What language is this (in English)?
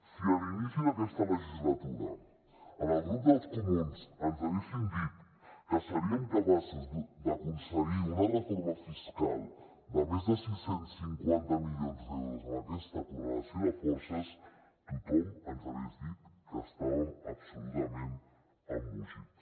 Catalan